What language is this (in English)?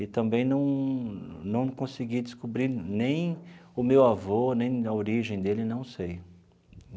Portuguese